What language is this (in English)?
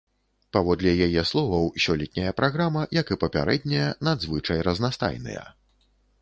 Belarusian